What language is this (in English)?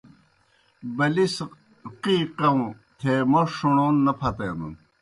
Kohistani Shina